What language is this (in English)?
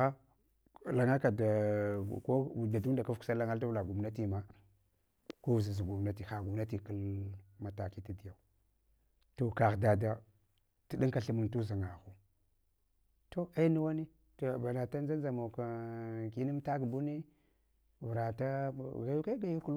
Hwana